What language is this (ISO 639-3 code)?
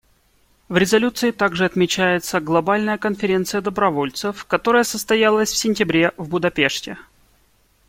rus